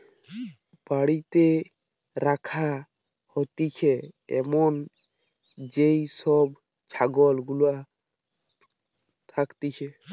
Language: Bangla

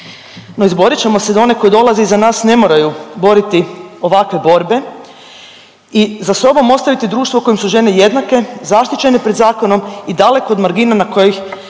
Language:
Croatian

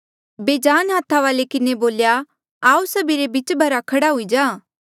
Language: Mandeali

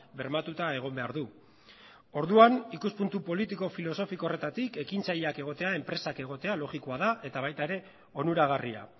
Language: Basque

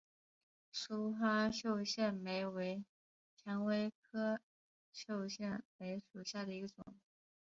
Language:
Chinese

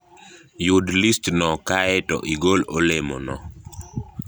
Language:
Luo (Kenya and Tanzania)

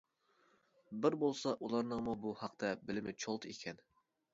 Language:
Uyghur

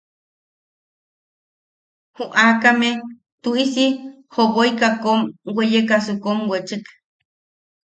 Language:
Yaqui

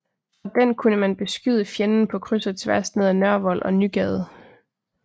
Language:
Danish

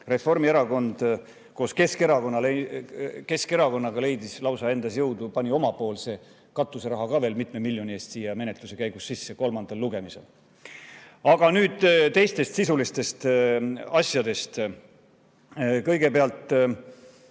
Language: Estonian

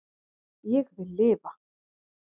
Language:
Icelandic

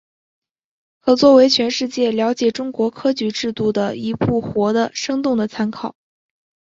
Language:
Chinese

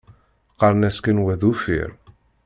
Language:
Kabyle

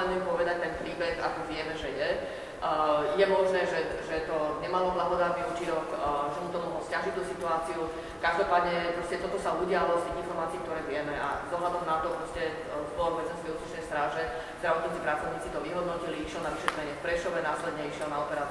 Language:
Slovak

